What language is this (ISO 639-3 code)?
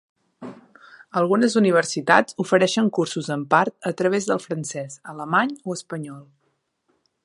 cat